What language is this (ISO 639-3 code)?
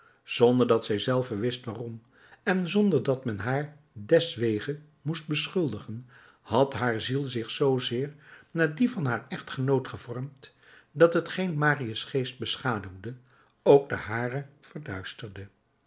nld